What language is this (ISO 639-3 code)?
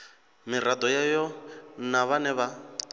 ven